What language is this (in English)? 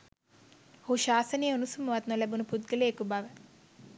Sinhala